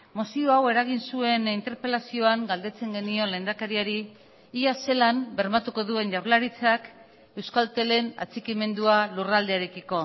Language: Basque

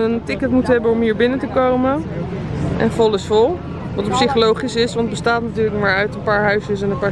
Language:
Dutch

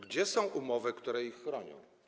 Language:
Polish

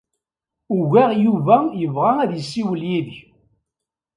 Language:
Kabyle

